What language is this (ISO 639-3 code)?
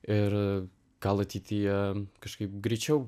lit